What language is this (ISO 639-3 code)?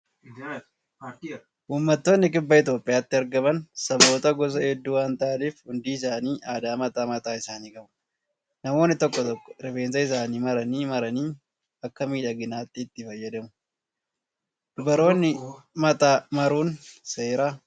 orm